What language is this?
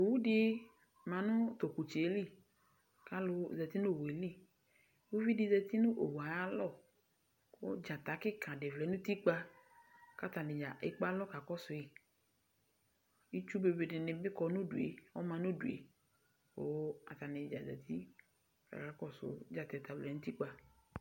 Ikposo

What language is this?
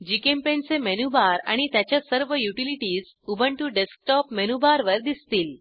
Marathi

